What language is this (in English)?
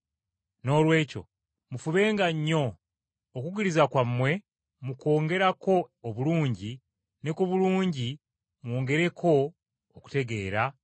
Ganda